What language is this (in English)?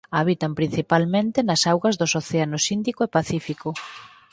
Galician